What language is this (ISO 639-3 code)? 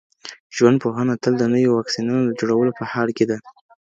pus